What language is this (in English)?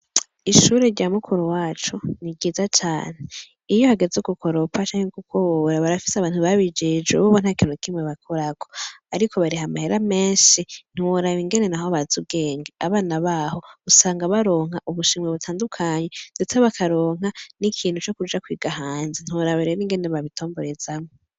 Rundi